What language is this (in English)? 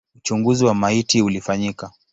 Swahili